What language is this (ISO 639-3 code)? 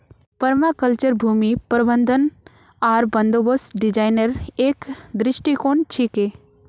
mag